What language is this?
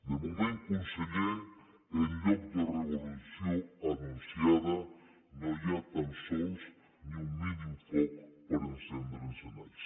Catalan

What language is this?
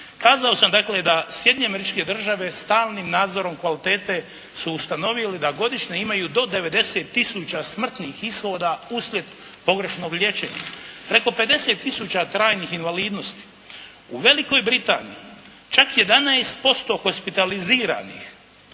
Croatian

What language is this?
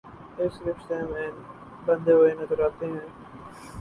Urdu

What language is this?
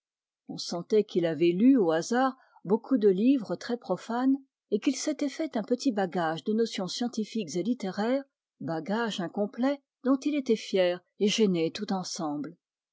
French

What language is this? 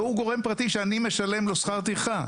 Hebrew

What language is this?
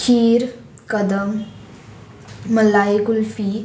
Konkani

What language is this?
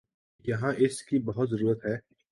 Urdu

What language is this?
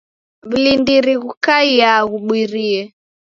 Taita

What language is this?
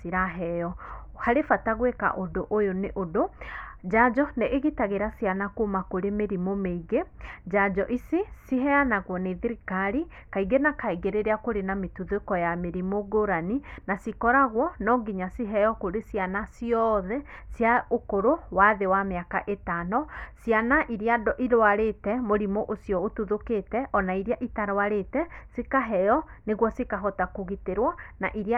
Kikuyu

